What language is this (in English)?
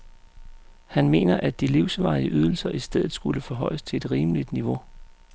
Danish